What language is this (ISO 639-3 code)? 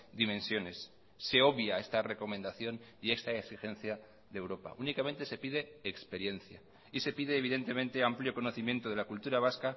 spa